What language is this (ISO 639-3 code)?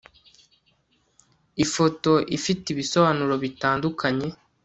kin